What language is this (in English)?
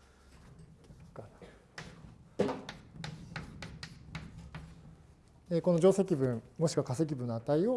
Japanese